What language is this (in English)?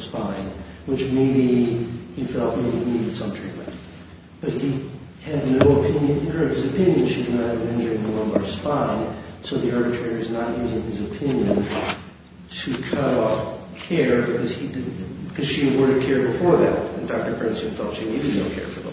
English